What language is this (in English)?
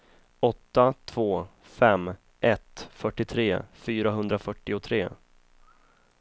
Swedish